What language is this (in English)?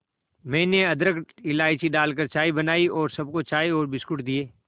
Hindi